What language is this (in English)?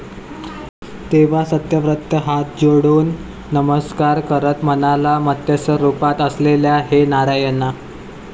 Marathi